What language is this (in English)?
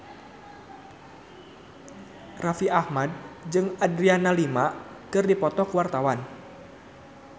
Sundanese